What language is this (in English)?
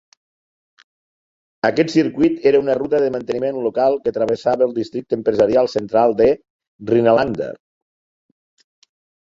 Catalan